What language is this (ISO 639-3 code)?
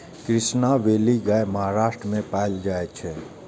mai